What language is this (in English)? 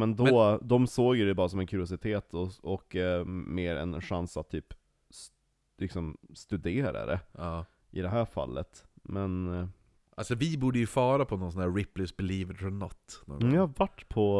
Swedish